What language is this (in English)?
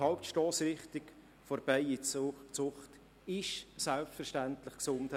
Swiss German